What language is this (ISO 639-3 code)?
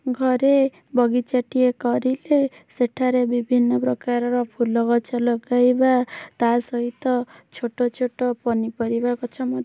ori